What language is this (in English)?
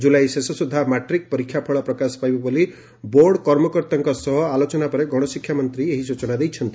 Odia